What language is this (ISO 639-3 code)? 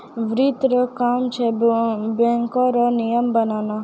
mai